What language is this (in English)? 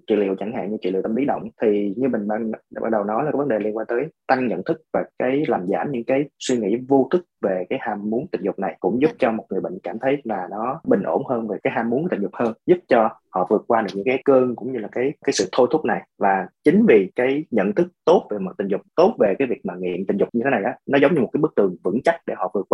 Vietnamese